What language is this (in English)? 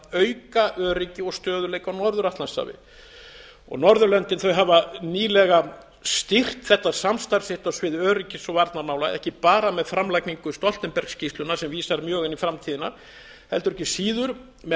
Icelandic